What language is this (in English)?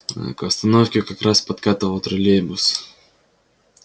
Russian